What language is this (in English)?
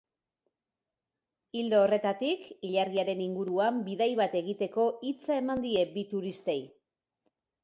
Basque